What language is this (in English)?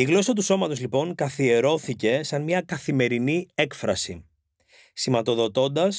Greek